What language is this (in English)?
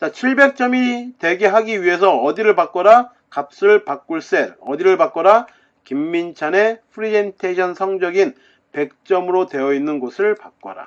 Korean